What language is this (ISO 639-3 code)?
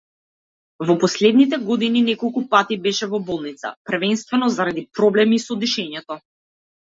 mkd